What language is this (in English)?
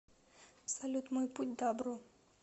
Russian